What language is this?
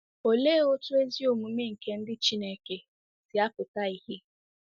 Igbo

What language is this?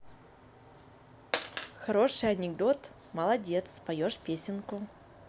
Russian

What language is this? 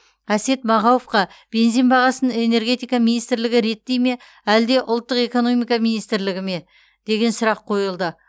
Kazakh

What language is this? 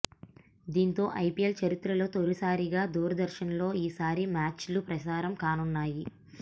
Telugu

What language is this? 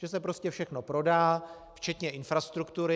Czech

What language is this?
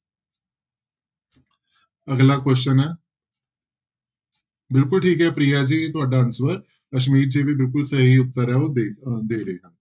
Punjabi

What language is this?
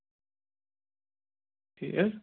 Kashmiri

